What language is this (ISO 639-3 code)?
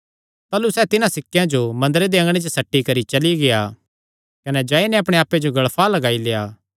xnr